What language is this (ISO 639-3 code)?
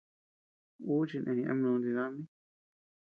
cux